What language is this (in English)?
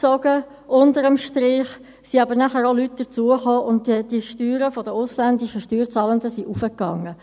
Swiss German